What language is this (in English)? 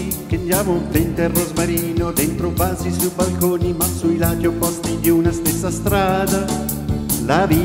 Italian